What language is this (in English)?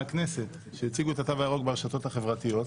Hebrew